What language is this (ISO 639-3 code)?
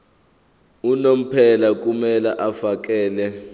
zul